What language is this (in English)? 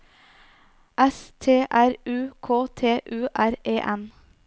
Norwegian